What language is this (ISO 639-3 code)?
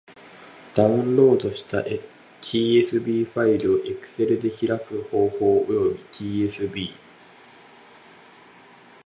jpn